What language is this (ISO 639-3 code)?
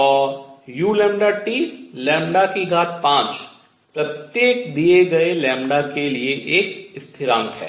hin